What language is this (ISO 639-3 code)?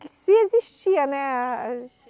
por